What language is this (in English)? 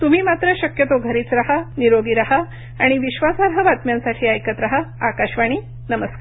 Marathi